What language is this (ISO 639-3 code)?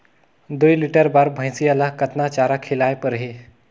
hne